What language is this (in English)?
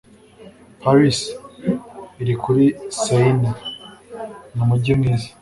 Kinyarwanda